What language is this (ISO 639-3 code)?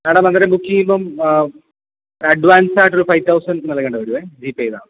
mal